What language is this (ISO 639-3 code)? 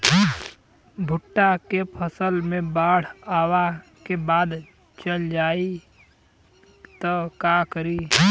bho